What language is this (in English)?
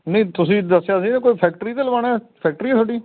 Punjabi